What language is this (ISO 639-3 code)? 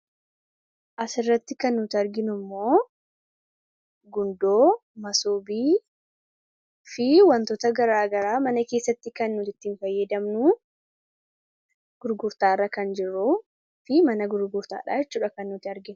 orm